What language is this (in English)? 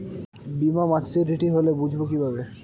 Bangla